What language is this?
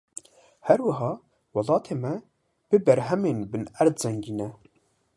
Kurdish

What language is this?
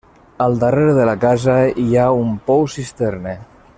Catalan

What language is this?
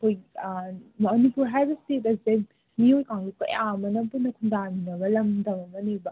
Manipuri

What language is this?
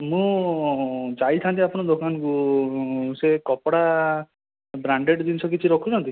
Odia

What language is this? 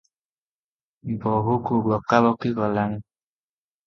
Odia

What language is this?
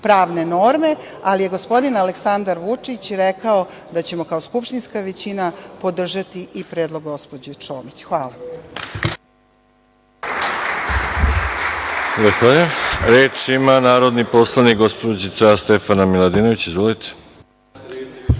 Serbian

